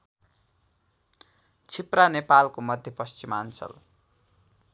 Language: Nepali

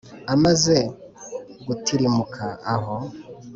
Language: Kinyarwanda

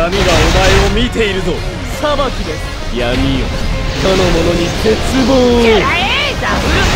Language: Japanese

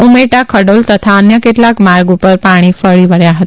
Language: Gujarati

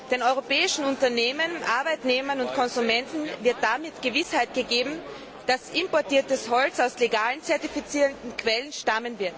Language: German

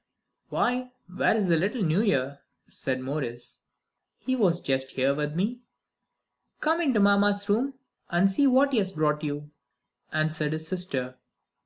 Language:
English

